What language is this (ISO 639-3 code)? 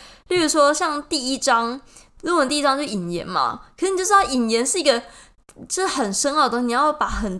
zho